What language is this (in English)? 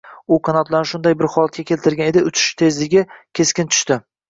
Uzbek